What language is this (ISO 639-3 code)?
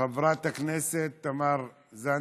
heb